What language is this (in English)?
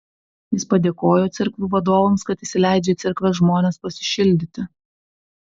Lithuanian